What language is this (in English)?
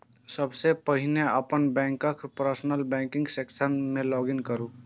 Maithili